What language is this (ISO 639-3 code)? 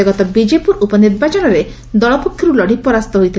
ori